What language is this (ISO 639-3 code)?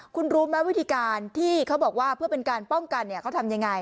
tha